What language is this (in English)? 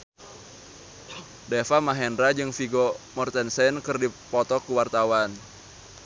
Sundanese